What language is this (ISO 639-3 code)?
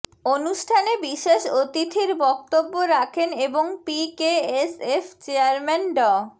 ben